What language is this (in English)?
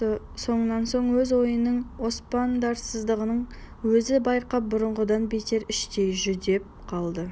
Kazakh